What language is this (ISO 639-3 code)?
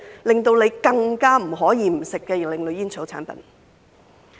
yue